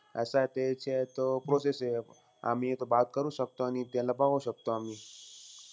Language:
Marathi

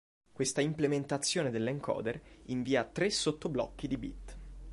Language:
Italian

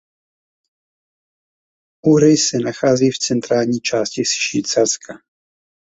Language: Czech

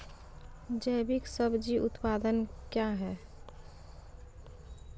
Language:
Maithili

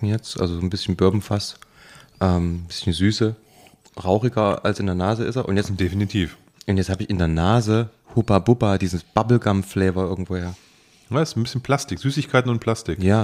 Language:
German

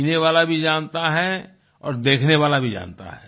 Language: Hindi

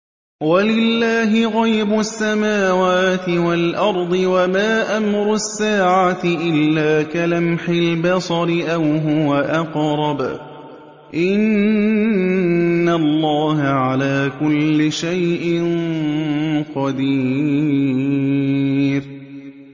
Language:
Arabic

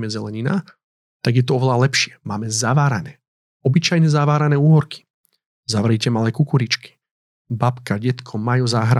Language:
Slovak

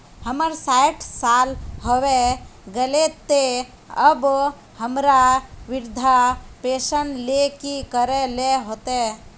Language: Magahi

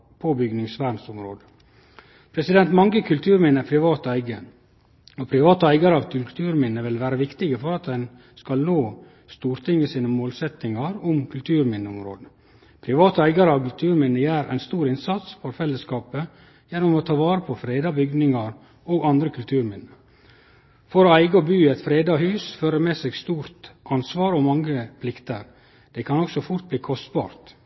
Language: Norwegian Nynorsk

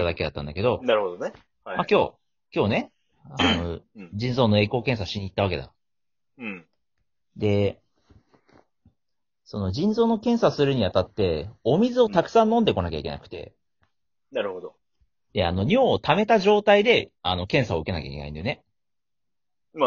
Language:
Japanese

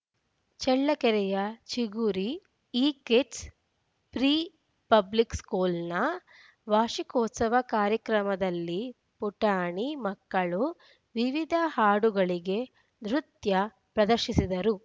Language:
Kannada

